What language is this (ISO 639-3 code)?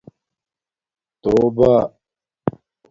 dmk